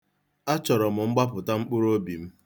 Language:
Igbo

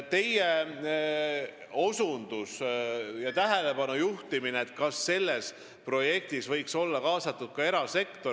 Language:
Estonian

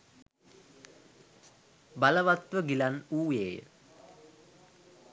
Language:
Sinhala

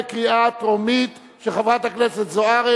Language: Hebrew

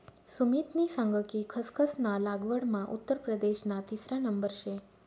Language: Marathi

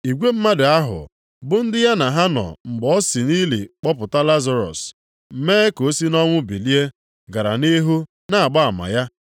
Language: Igbo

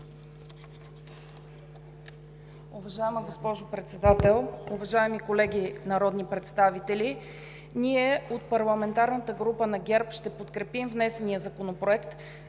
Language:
Bulgarian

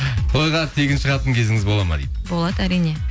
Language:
Kazakh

